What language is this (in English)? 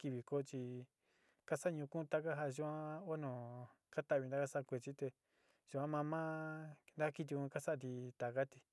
Sinicahua Mixtec